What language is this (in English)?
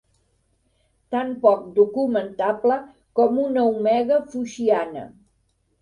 Catalan